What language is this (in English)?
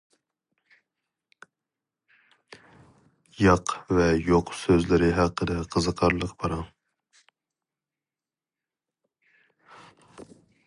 Uyghur